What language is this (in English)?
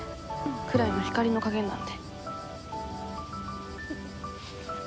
Japanese